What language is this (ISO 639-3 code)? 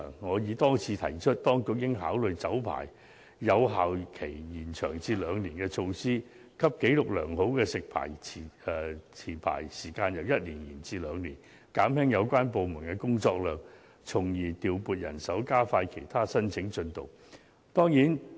yue